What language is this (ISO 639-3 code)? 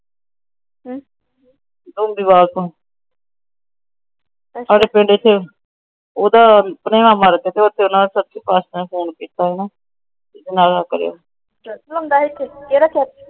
pan